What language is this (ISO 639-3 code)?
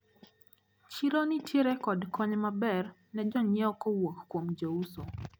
luo